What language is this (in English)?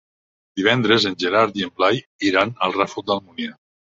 Catalan